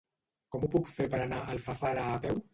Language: Catalan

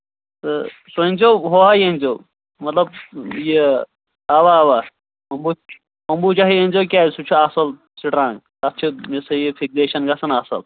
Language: Kashmiri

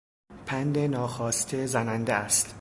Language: Persian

